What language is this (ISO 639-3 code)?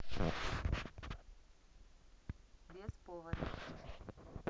rus